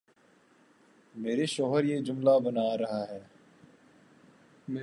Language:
Urdu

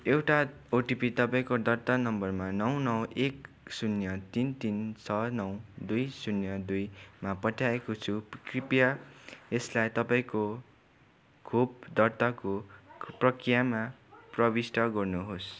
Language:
Nepali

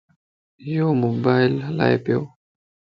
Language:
Lasi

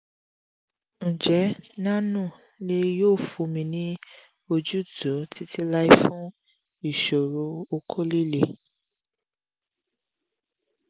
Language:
Yoruba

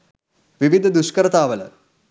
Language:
Sinhala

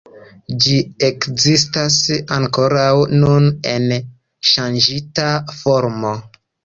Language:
Esperanto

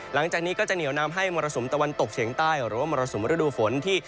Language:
Thai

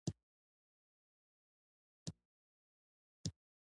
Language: Pashto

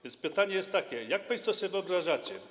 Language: Polish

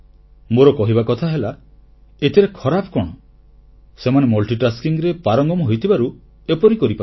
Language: Odia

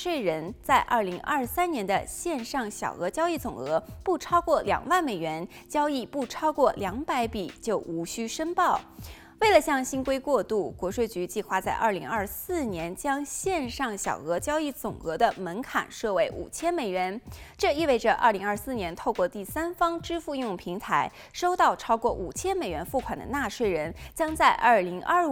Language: Chinese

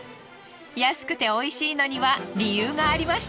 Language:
Japanese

